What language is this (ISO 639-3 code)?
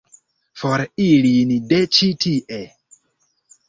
epo